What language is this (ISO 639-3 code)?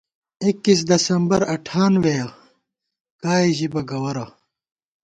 gwt